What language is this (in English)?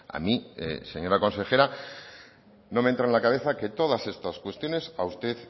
Spanish